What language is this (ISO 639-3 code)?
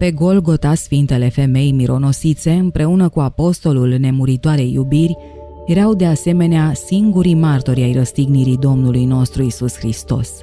ron